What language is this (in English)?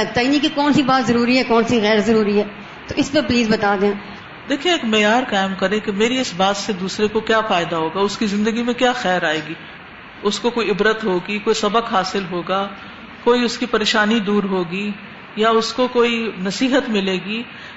Urdu